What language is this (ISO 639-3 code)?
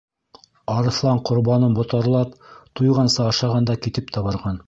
bak